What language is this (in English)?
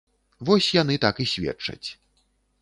Belarusian